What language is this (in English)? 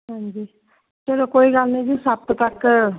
Punjabi